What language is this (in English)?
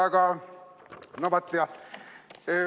Estonian